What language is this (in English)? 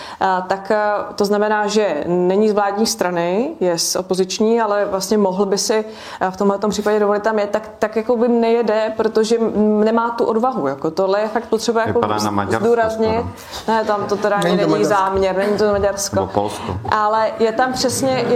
Czech